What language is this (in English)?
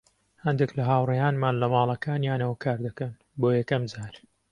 Central Kurdish